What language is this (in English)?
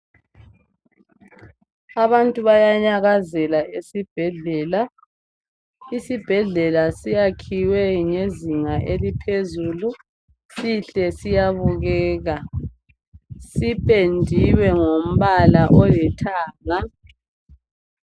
North Ndebele